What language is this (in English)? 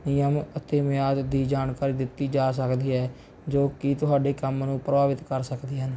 Punjabi